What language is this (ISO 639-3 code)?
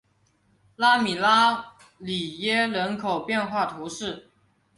zho